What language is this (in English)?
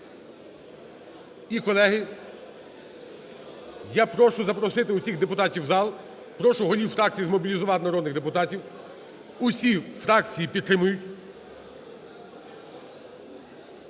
Ukrainian